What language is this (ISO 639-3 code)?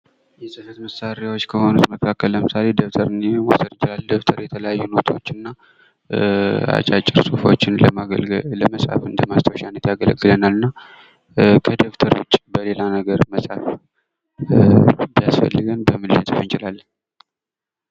amh